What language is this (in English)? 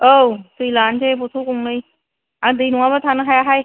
Bodo